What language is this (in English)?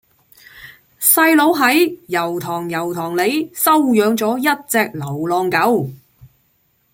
Cantonese